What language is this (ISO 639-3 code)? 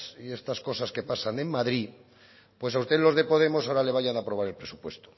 spa